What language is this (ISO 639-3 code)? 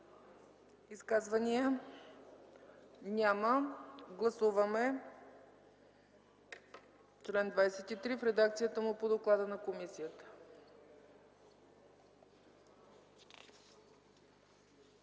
bul